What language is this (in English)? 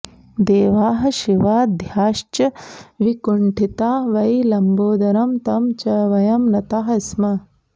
Sanskrit